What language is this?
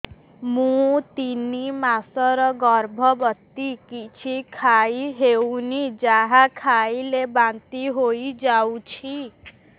Odia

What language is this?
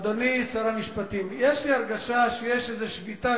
Hebrew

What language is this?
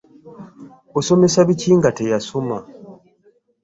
Ganda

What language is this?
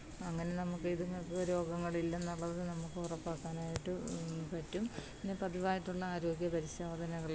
Malayalam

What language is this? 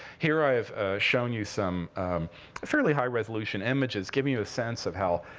English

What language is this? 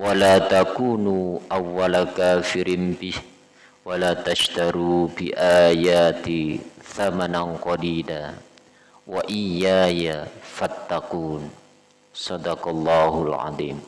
Indonesian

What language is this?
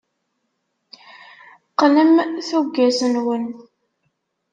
Kabyle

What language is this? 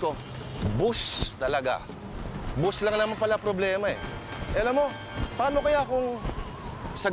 Filipino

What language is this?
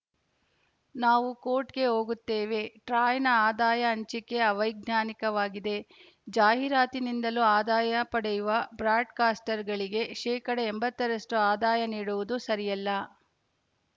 Kannada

